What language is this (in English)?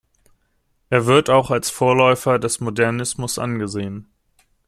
German